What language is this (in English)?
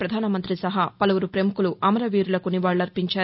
Telugu